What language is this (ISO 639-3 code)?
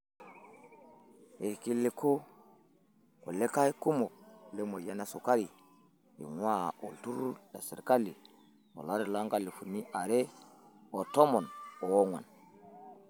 mas